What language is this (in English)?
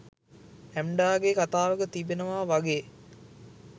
Sinhala